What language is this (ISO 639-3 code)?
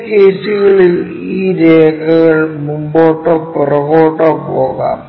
mal